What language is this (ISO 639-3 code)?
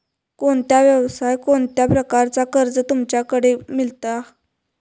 mar